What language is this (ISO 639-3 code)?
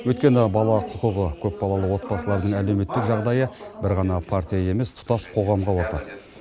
kaz